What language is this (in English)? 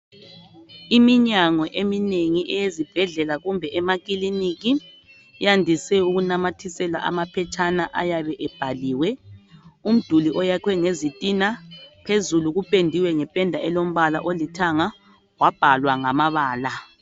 North Ndebele